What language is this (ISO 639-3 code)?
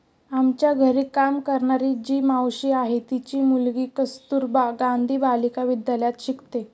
mar